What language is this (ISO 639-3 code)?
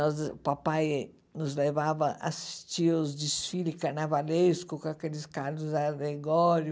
por